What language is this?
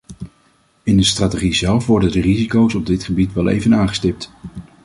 Dutch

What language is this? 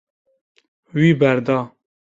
Kurdish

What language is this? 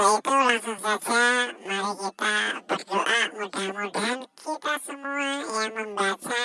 Indonesian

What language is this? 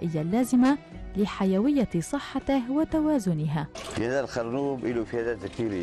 Arabic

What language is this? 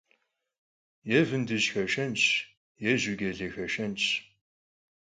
Kabardian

